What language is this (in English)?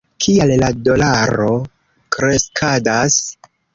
Esperanto